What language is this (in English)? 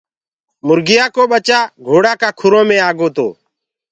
Gurgula